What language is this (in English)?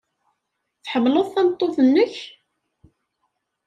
Kabyle